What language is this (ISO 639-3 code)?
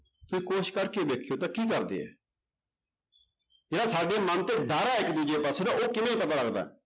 pan